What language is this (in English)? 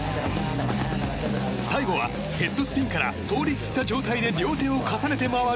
Japanese